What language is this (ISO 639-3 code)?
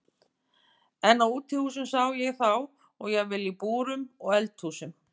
isl